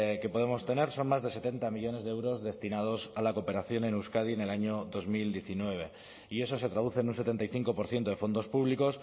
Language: Spanish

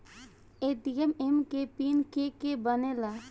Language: Bhojpuri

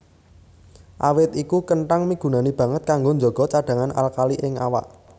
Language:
Javanese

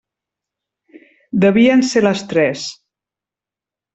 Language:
Catalan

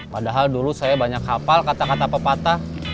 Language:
Indonesian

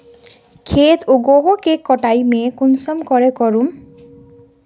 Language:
Magahi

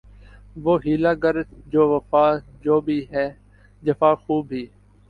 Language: Urdu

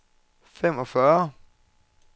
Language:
Danish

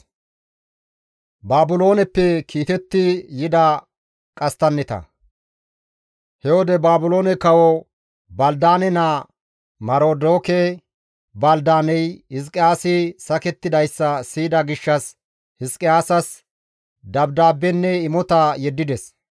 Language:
Gamo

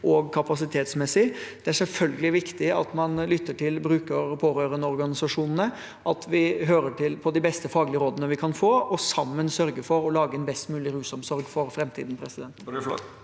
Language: Norwegian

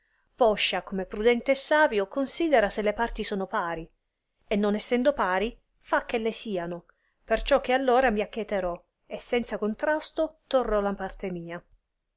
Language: Italian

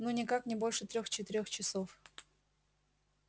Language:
Russian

